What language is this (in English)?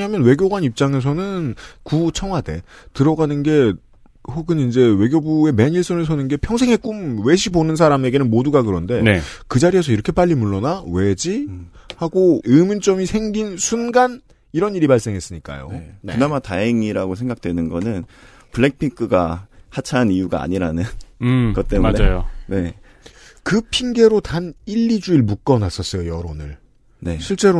Korean